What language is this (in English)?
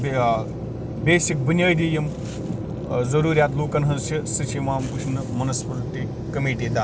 Kashmiri